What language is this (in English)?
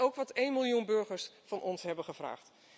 Dutch